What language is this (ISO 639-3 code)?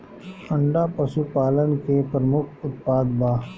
bho